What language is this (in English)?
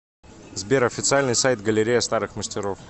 Russian